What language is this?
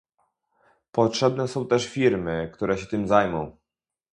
Polish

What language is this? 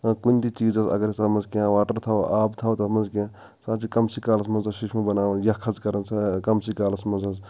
Kashmiri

